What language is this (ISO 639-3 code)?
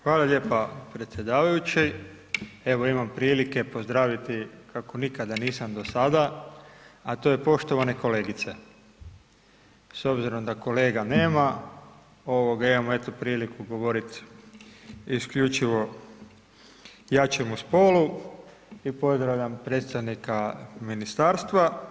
hrv